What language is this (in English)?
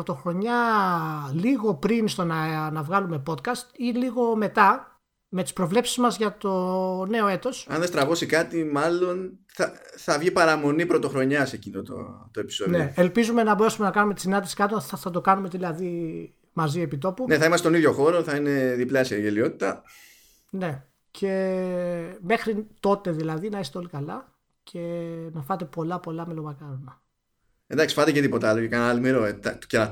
Greek